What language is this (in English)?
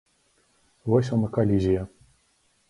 Belarusian